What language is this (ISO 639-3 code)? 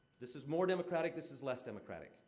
eng